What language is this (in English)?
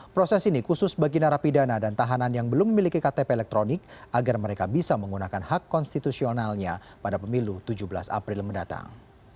Indonesian